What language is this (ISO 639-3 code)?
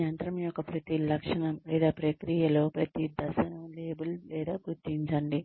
tel